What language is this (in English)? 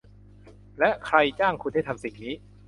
Thai